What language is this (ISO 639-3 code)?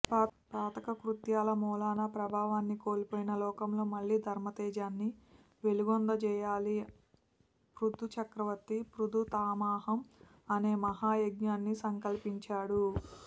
tel